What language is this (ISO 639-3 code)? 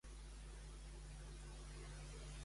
cat